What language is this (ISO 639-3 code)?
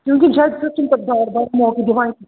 kas